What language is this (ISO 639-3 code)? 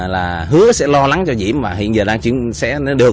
vie